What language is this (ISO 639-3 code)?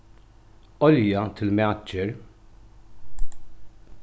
fao